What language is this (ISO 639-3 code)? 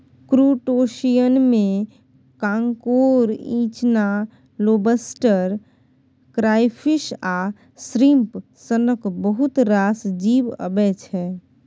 mai